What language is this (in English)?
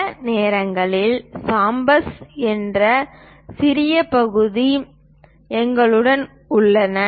Tamil